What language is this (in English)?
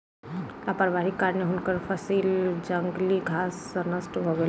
Maithili